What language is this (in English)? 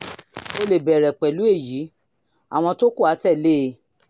Yoruba